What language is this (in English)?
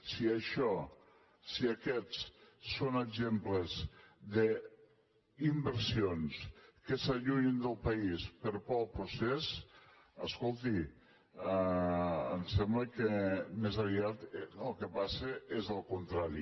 Catalan